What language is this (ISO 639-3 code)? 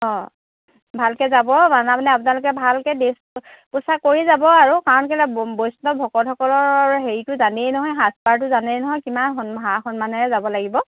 asm